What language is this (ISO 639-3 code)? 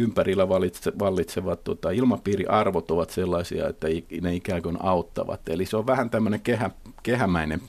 fin